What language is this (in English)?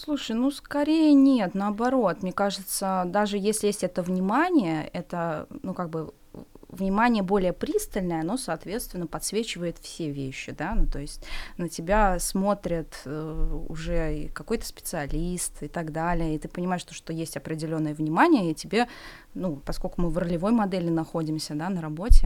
Russian